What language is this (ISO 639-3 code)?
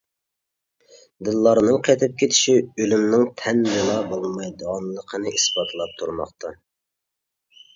uig